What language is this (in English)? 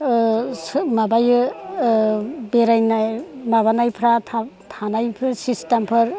Bodo